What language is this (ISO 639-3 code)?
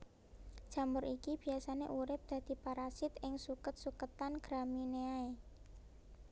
jav